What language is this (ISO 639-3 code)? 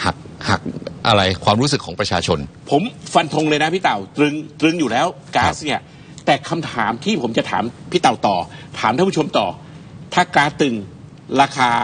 tha